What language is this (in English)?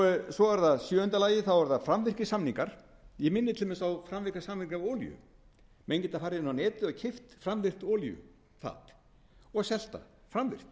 Icelandic